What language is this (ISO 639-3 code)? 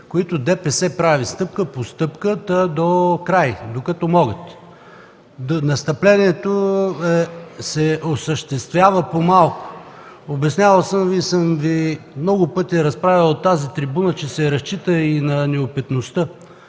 bul